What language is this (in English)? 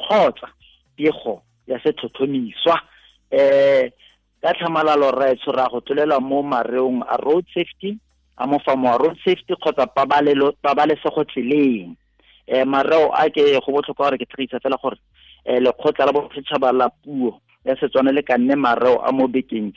Swahili